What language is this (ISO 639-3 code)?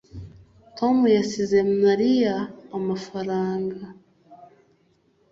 kin